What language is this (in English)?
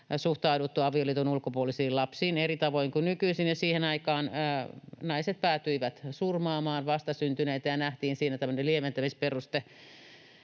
Finnish